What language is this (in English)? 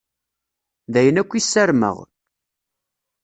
Kabyle